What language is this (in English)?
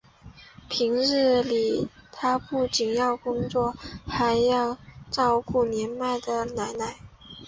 Chinese